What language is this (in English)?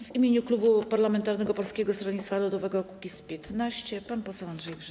Polish